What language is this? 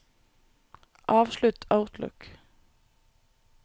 Norwegian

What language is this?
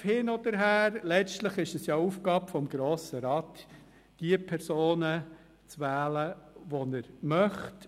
Swiss German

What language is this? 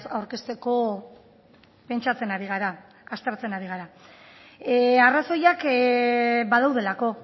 Basque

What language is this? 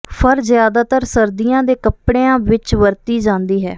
Punjabi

